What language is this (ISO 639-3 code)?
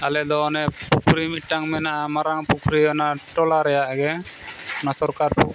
sat